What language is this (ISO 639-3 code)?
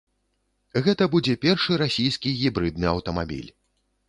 bel